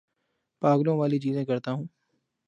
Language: Urdu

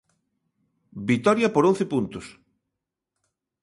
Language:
Galician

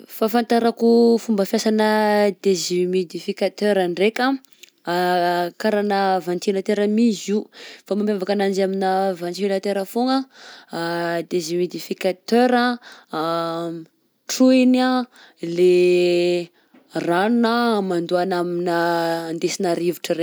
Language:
Southern Betsimisaraka Malagasy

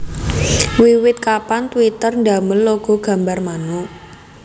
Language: Javanese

